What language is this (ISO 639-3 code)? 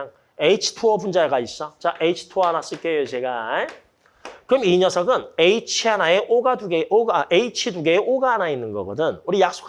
kor